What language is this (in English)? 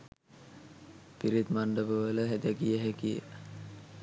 Sinhala